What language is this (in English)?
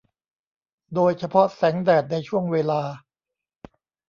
Thai